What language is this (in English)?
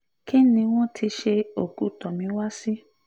Yoruba